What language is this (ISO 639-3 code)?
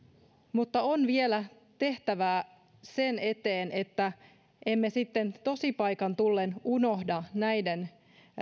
fin